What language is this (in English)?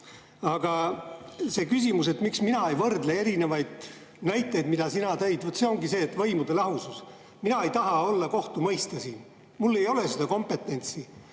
Estonian